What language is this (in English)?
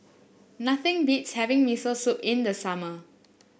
English